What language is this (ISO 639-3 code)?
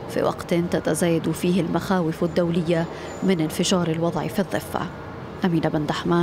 ara